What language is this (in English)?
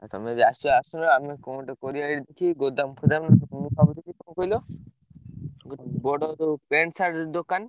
Odia